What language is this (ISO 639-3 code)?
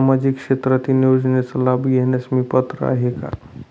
mar